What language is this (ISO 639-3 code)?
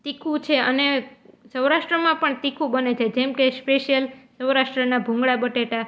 guj